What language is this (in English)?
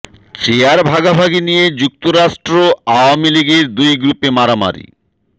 Bangla